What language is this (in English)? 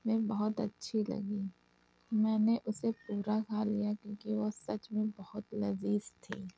Urdu